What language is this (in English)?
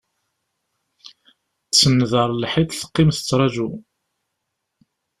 Kabyle